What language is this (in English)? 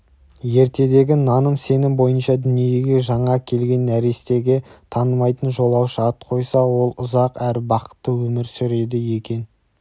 Kazakh